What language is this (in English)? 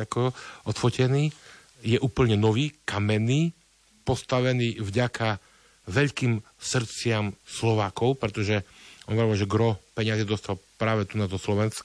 Slovak